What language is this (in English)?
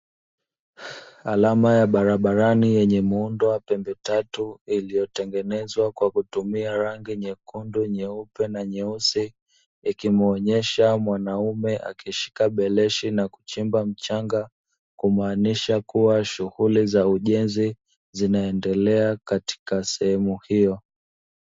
Swahili